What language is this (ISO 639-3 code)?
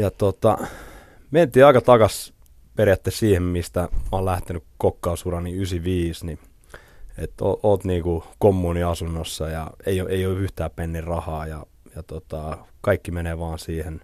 fin